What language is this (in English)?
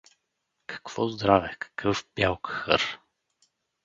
Bulgarian